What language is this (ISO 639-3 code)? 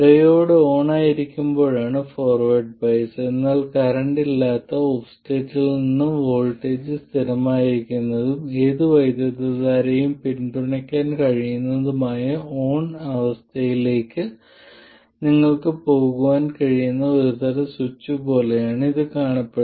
mal